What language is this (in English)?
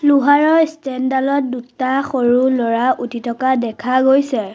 Assamese